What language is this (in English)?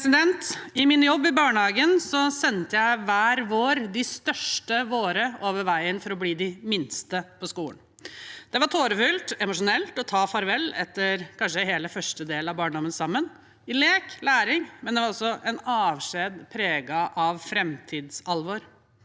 Norwegian